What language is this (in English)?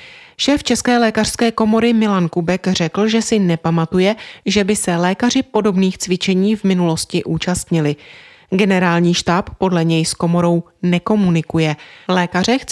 Czech